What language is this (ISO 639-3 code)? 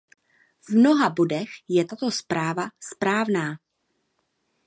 ces